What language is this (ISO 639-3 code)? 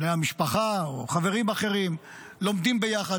heb